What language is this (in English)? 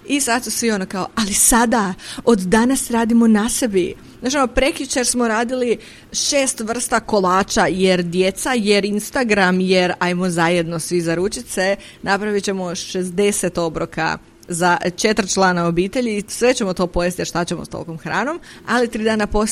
Croatian